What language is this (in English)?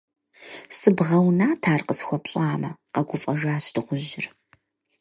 Kabardian